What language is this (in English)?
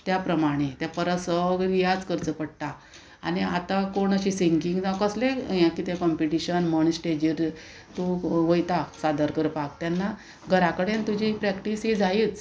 Konkani